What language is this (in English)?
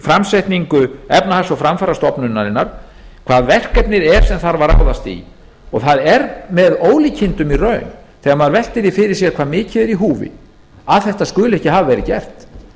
Icelandic